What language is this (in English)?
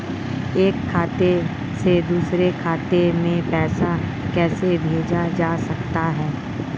Hindi